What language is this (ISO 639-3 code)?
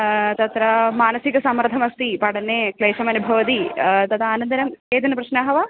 san